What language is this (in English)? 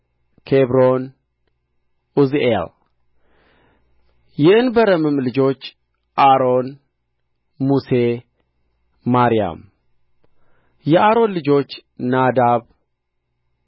Amharic